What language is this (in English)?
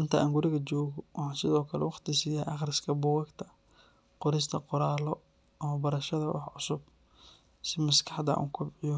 Somali